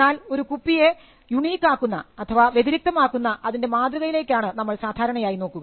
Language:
Malayalam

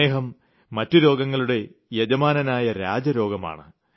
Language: Malayalam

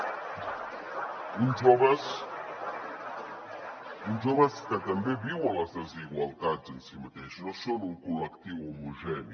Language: Catalan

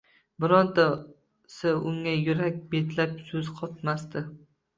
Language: Uzbek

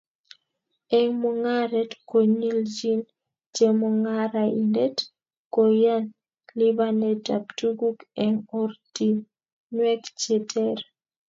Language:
Kalenjin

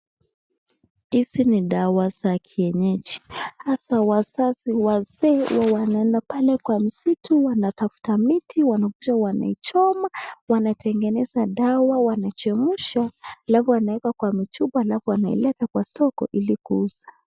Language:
Swahili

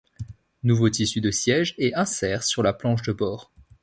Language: French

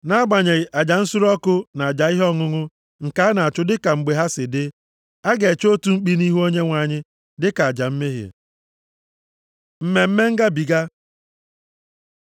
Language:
Igbo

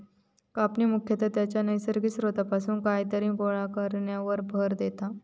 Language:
Marathi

